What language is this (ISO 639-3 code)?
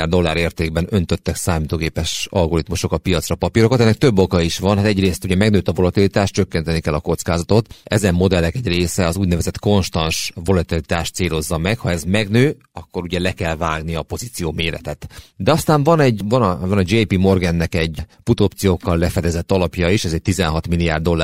hun